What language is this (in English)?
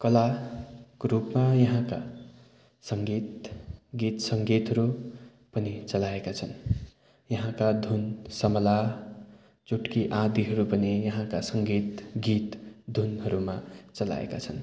Nepali